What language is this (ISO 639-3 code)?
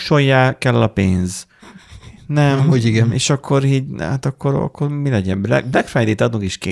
hun